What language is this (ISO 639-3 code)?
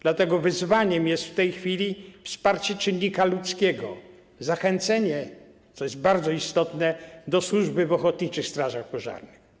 pol